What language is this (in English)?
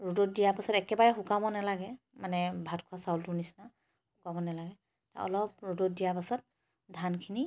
Assamese